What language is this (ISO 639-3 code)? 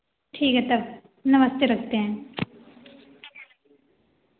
hin